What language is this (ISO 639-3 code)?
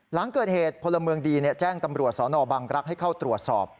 tha